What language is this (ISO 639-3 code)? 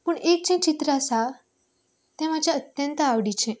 kok